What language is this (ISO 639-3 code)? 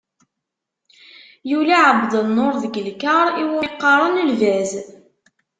kab